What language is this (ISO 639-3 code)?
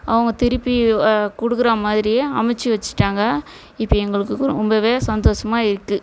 tam